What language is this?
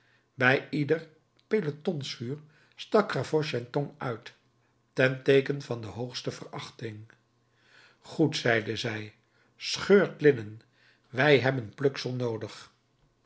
Dutch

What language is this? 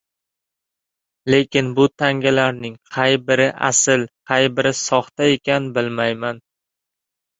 Uzbek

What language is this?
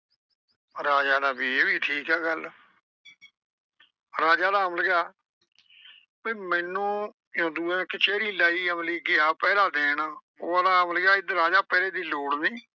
Punjabi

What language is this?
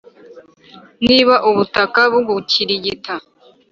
Kinyarwanda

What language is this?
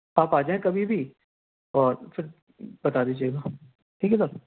Urdu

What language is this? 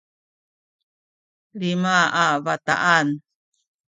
Sakizaya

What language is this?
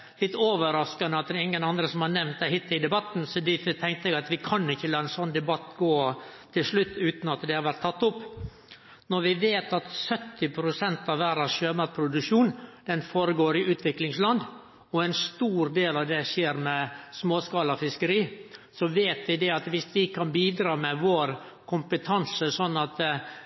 Norwegian Nynorsk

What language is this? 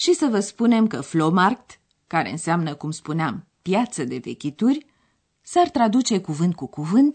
Romanian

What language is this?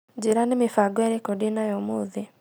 Kikuyu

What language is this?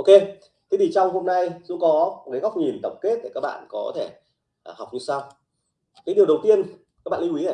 Vietnamese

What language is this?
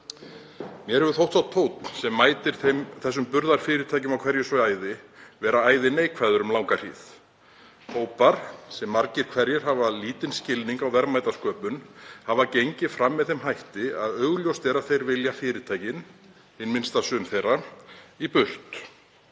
Icelandic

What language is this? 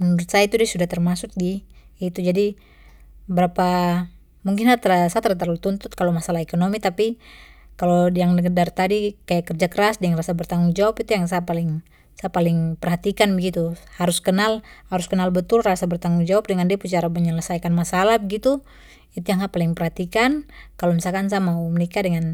Papuan Malay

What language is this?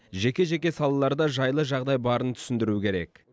Kazakh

